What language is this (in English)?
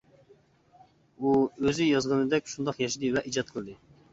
Uyghur